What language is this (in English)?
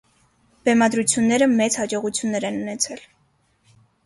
Armenian